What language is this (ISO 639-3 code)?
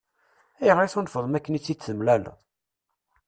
kab